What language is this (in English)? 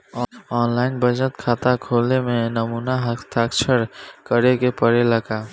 Bhojpuri